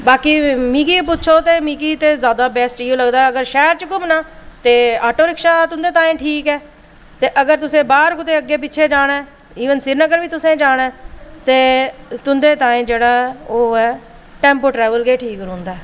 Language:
Dogri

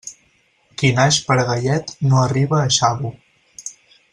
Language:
Catalan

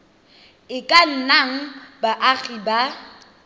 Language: Tswana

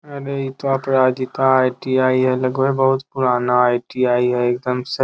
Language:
Magahi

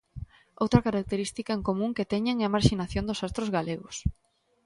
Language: Galician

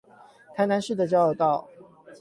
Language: Chinese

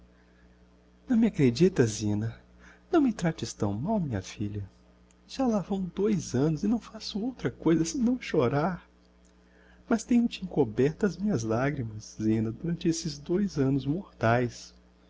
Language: Portuguese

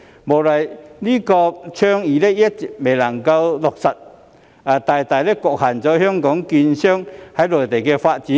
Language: Cantonese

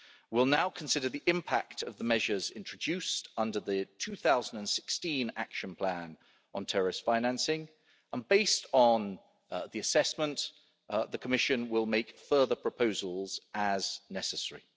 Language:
English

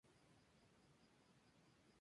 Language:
Spanish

